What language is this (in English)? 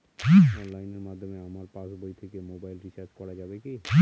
Bangla